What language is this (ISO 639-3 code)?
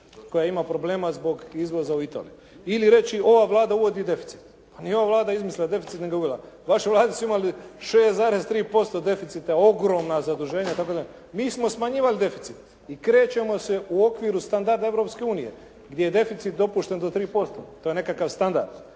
hrv